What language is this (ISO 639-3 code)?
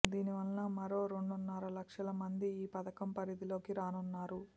tel